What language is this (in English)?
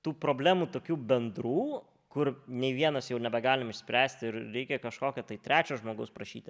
Lithuanian